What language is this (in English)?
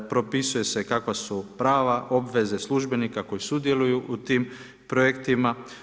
Croatian